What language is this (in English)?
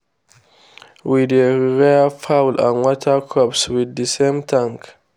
Nigerian Pidgin